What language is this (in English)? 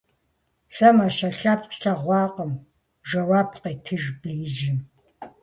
Kabardian